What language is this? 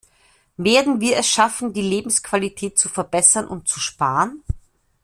German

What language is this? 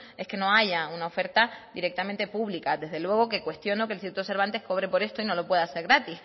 Spanish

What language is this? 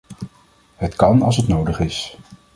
Dutch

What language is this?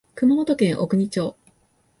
Japanese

